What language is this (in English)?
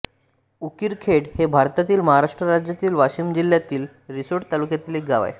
Marathi